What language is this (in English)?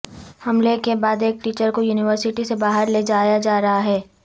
Urdu